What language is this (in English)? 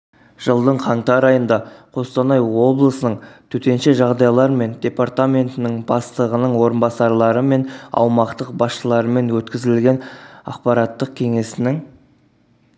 Kazakh